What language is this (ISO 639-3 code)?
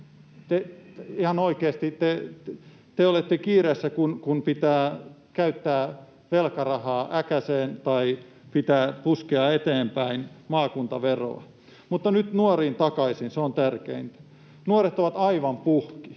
fin